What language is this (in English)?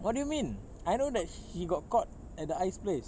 English